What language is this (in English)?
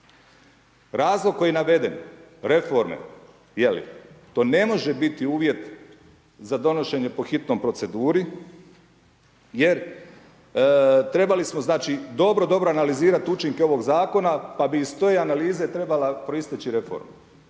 Croatian